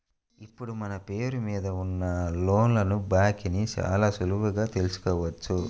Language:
Telugu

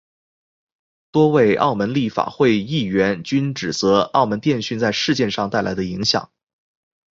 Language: Chinese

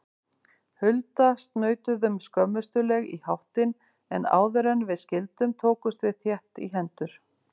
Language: Icelandic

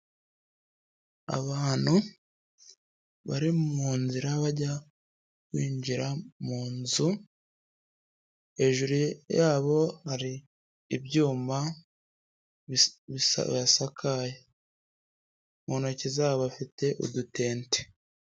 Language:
Kinyarwanda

